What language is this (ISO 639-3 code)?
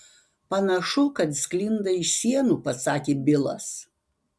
lit